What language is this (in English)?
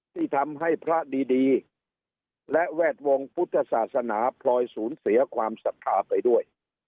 Thai